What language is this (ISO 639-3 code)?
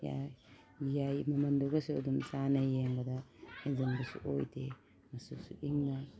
mni